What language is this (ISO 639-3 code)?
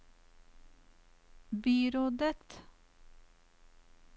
nor